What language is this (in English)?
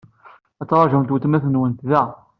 Kabyle